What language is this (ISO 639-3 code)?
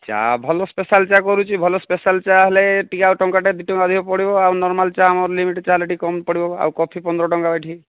ori